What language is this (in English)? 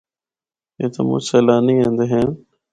Northern Hindko